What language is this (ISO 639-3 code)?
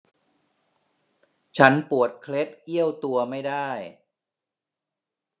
tha